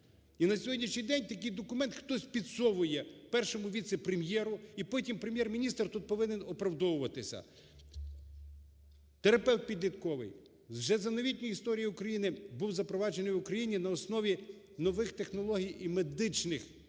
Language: Ukrainian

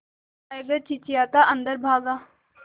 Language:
Hindi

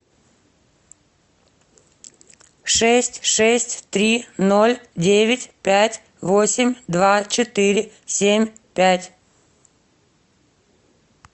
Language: Russian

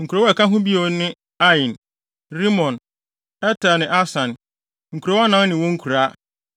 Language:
Akan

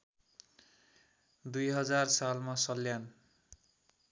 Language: Nepali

